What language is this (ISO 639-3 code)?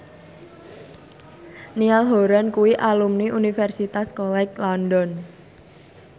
jav